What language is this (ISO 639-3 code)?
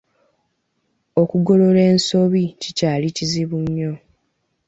lug